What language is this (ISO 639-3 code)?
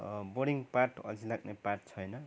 nep